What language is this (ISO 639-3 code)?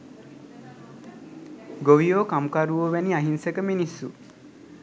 sin